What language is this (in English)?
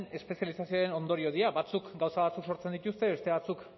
Basque